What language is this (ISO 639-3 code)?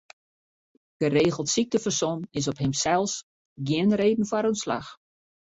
fry